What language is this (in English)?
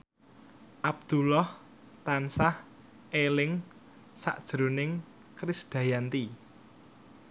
Javanese